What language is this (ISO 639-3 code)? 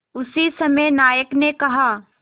hin